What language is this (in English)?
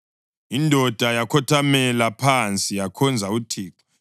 North Ndebele